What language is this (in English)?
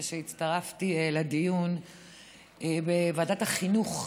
Hebrew